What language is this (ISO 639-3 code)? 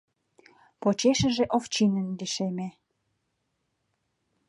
chm